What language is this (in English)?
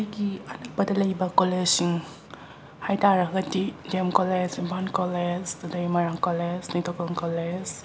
Manipuri